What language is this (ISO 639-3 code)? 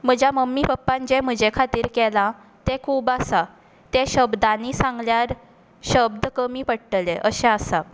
kok